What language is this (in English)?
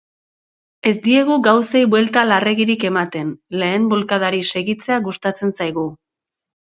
Basque